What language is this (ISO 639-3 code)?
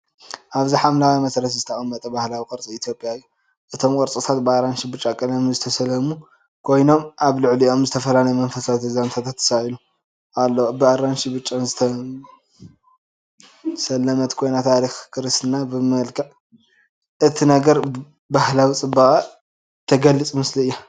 tir